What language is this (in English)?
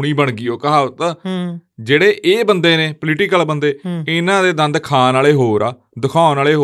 Punjabi